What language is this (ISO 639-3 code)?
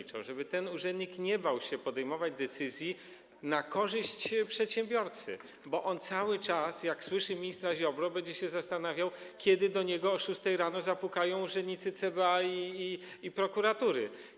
pol